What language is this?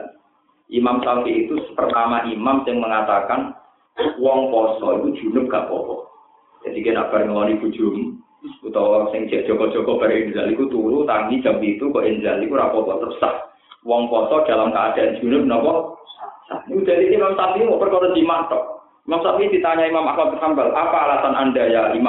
Indonesian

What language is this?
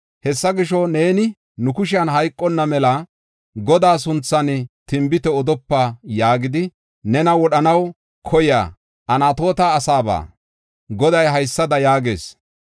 Gofa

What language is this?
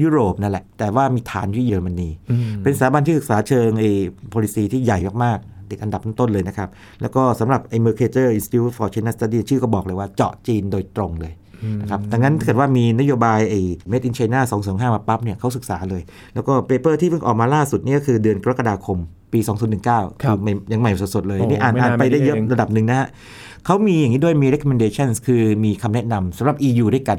Thai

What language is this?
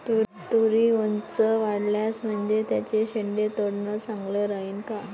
Marathi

